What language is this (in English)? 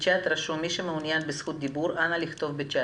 Hebrew